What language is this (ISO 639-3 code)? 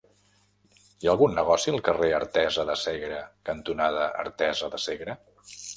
cat